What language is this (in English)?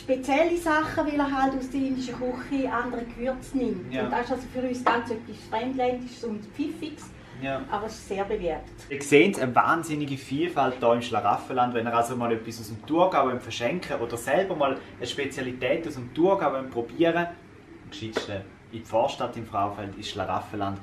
German